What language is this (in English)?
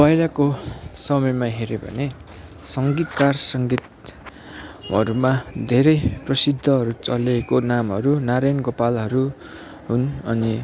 Nepali